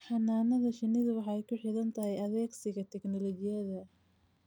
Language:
Somali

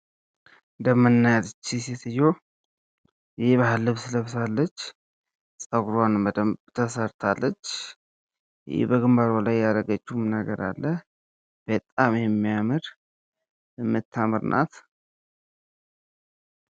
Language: Amharic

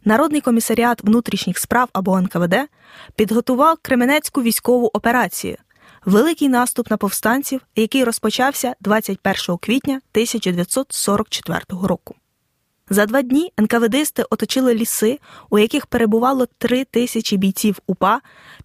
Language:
Ukrainian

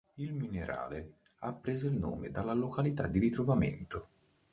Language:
Italian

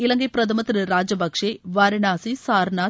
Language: Tamil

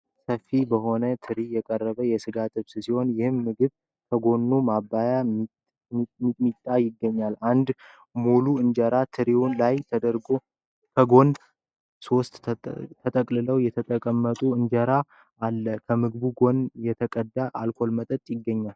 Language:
Amharic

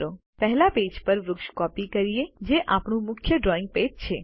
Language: Gujarati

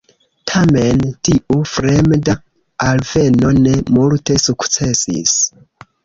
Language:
Esperanto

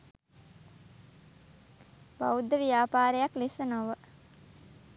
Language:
Sinhala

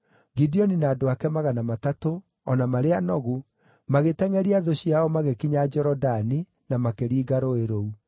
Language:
Kikuyu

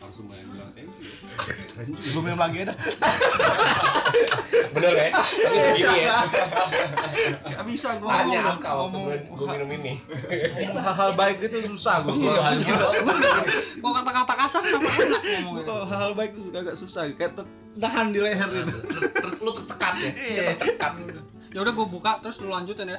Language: Indonesian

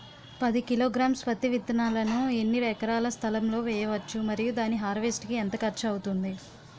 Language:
Telugu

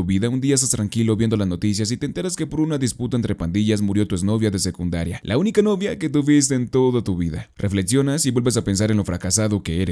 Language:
Spanish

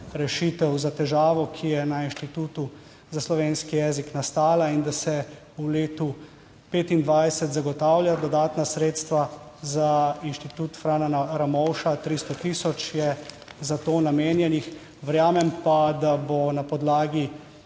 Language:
Slovenian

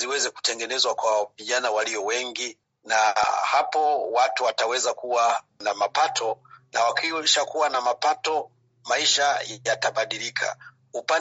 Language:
Swahili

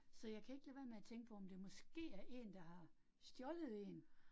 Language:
Danish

